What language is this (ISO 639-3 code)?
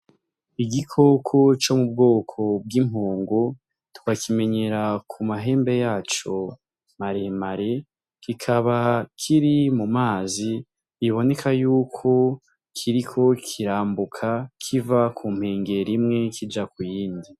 run